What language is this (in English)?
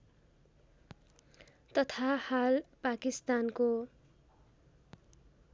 Nepali